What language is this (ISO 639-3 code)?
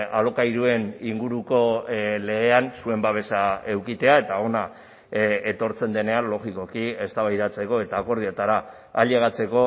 eus